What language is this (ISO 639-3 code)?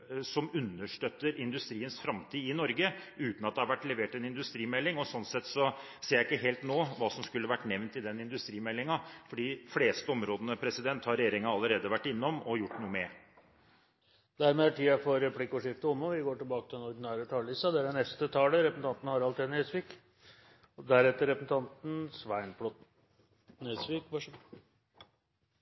nor